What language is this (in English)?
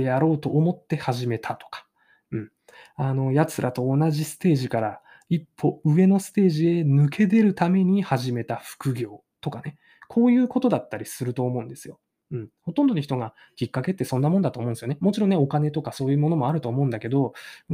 Japanese